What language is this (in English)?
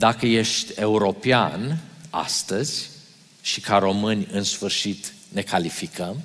Romanian